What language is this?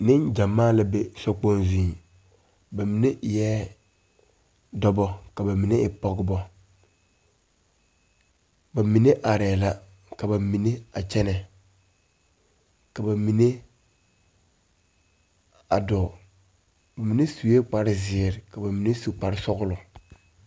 Southern Dagaare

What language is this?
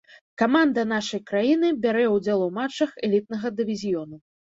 Belarusian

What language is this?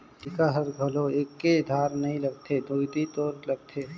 Chhattisgarhi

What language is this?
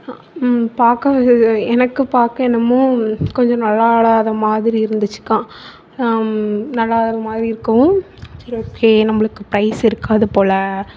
Tamil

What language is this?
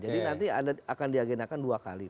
Indonesian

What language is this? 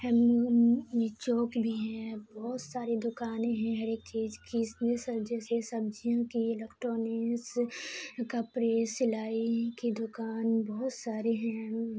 Urdu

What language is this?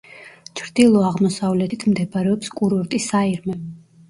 Georgian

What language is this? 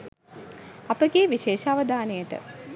Sinhala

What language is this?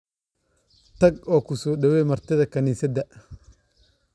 Somali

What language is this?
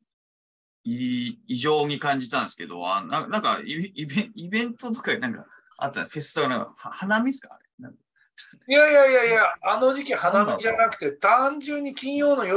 Japanese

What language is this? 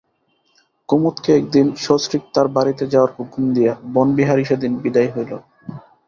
Bangla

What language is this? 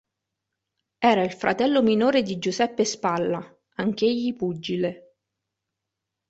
Italian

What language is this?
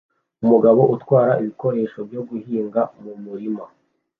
Kinyarwanda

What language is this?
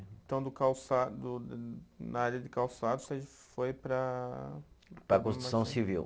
Portuguese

